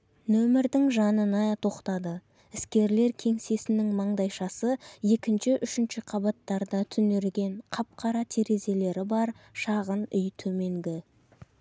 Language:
Kazakh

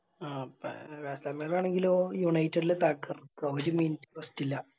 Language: Malayalam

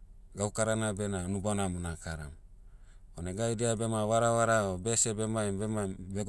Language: Motu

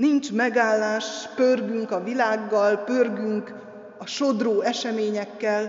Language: Hungarian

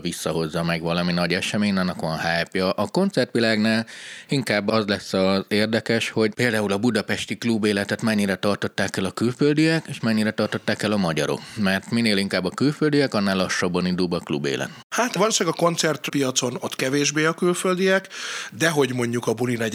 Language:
Hungarian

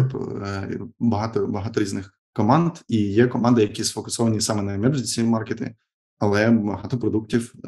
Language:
Ukrainian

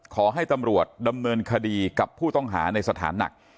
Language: Thai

